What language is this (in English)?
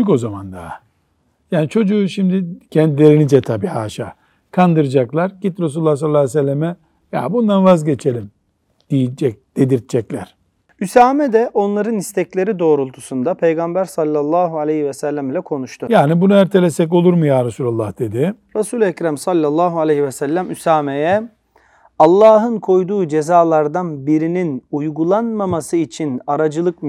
Turkish